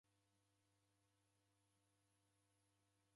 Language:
Taita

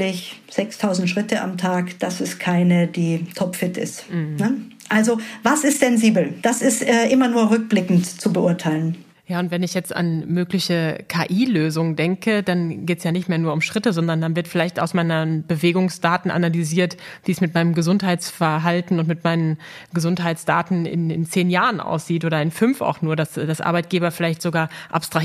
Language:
German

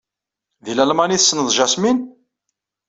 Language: Kabyle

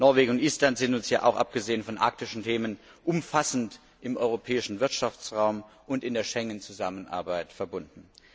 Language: German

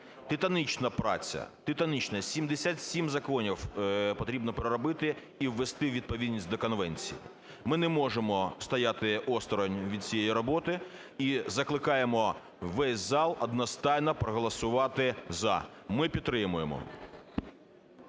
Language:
Ukrainian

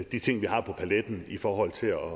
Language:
Danish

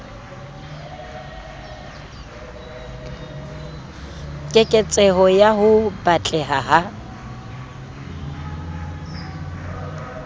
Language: Southern Sotho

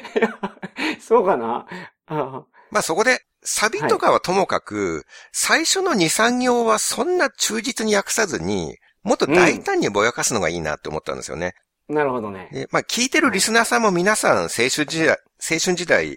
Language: Japanese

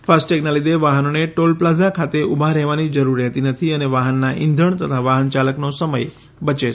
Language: Gujarati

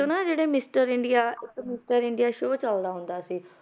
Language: Punjabi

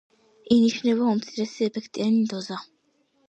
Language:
Georgian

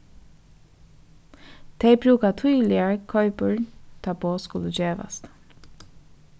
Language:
Faroese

